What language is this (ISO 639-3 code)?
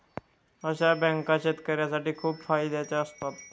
mar